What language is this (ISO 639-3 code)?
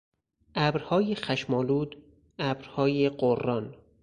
fas